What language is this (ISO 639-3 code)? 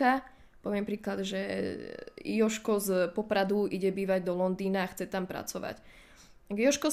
slk